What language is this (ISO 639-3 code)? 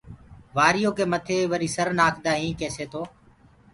ggg